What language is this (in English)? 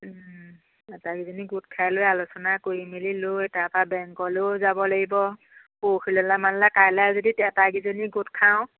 Assamese